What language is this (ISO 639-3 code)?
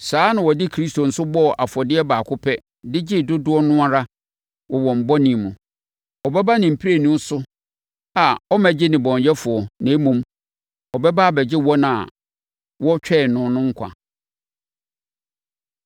aka